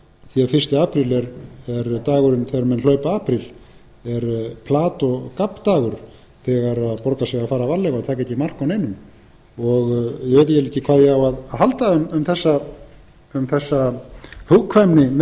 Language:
Icelandic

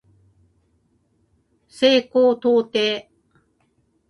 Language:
Japanese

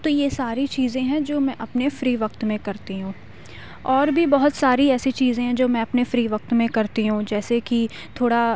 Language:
Urdu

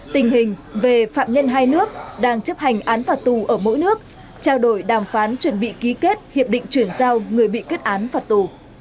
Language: Vietnamese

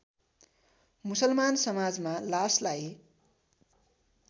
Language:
Nepali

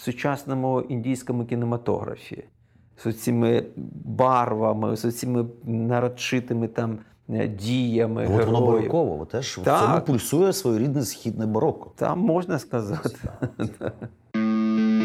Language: Ukrainian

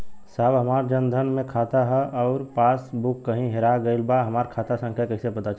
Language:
Bhojpuri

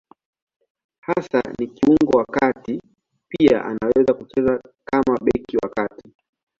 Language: Swahili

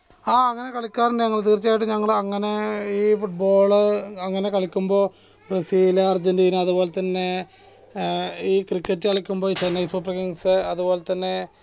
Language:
Malayalam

